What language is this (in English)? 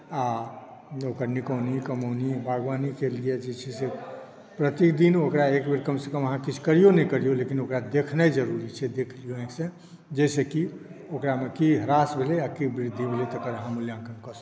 Maithili